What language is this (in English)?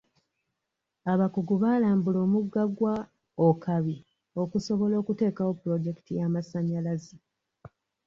Ganda